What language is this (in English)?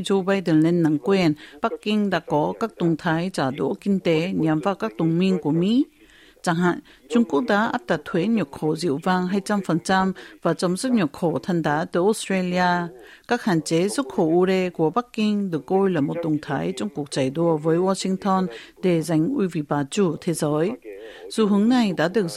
Vietnamese